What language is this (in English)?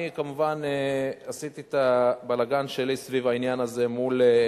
Hebrew